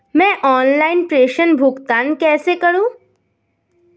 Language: Hindi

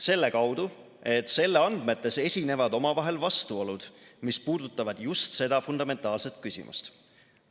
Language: Estonian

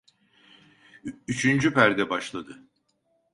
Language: Turkish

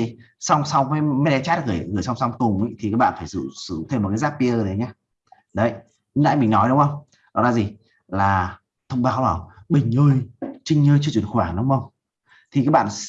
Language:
Vietnamese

